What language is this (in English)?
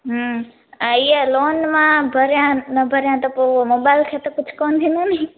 Sindhi